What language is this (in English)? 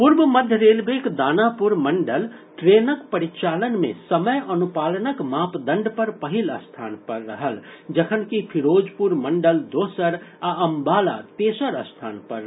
Maithili